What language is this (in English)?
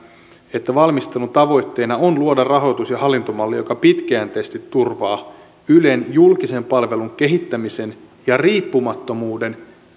Finnish